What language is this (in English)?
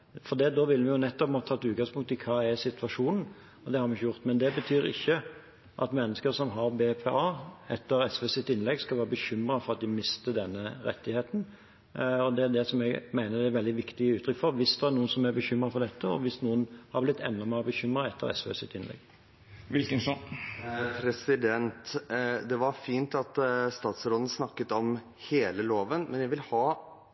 Norwegian Bokmål